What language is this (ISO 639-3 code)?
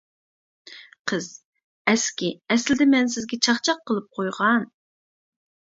uig